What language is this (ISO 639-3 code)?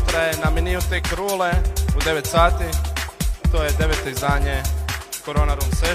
hrv